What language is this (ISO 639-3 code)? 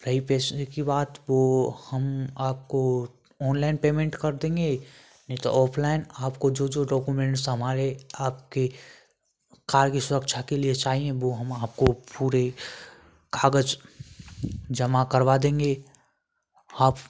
hin